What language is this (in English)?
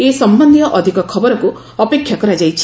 Odia